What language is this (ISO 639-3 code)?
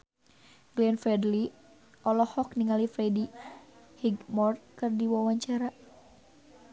sun